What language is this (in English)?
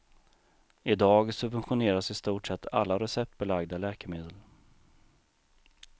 Swedish